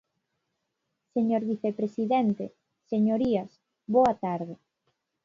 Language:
Galician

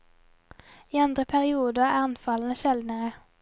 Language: Norwegian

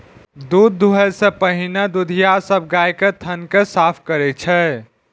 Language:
Maithili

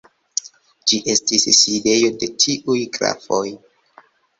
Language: Esperanto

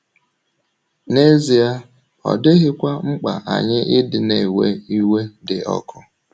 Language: Igbo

